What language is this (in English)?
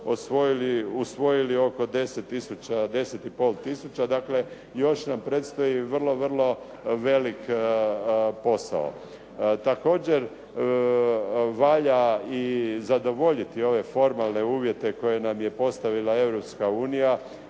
Croatian